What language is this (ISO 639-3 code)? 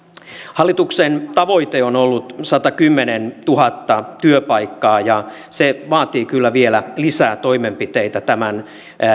fin